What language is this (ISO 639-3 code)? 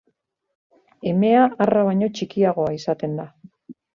eus